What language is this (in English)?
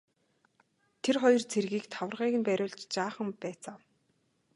Mongolian